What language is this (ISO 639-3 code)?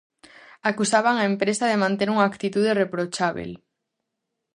glg